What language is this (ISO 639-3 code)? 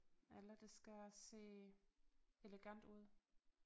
dan